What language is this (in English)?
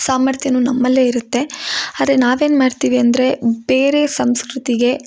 Kannada